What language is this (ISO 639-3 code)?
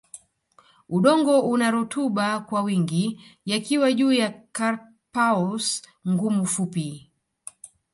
swa